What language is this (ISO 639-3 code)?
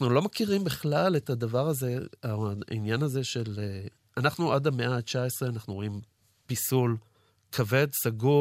heb